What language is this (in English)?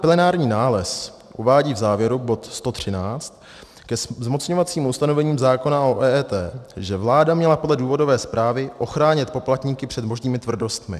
Czech